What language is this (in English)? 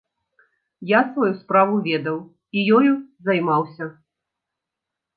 Belarusian